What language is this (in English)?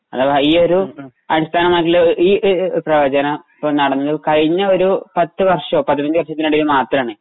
Malayalam